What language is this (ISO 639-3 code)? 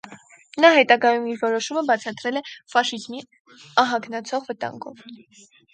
hye